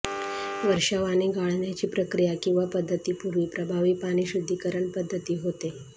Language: Marathi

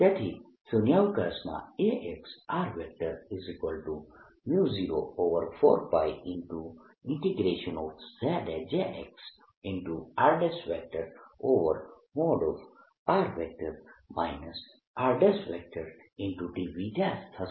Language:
Gujarati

